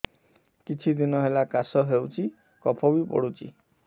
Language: Odia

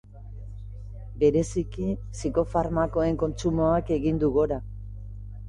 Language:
Basque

